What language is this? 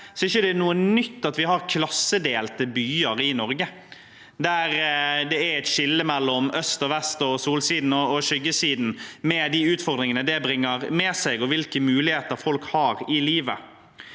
Norwegian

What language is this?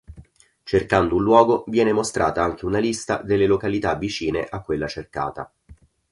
Italian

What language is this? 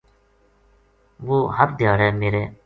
Gujari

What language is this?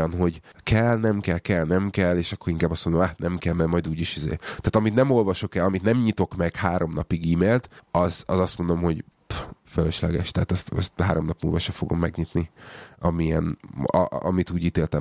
Hungarian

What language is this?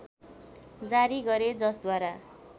Nepali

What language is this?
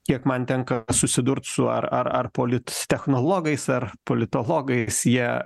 Lithuanian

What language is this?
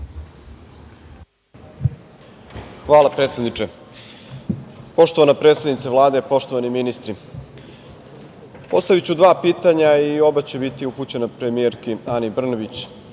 Serbian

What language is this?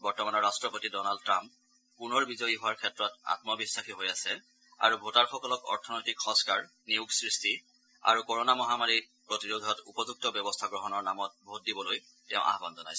Assamese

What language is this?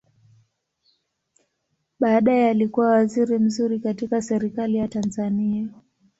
Swahili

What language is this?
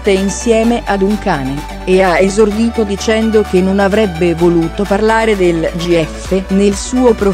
Italian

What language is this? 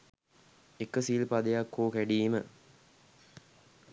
Sinhala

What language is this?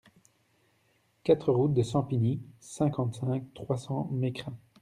French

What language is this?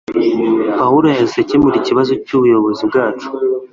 Kinyarwanda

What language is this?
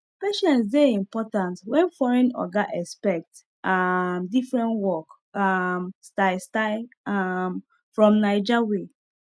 Nigerian Pidgin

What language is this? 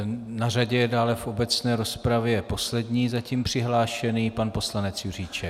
Czech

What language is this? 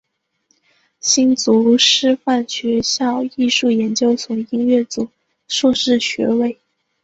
Chinese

